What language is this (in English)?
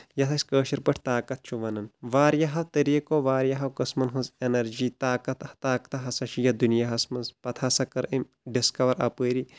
Kashmiri